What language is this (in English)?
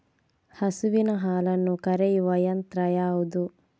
Kannada